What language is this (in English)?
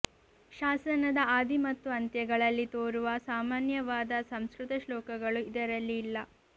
Kannada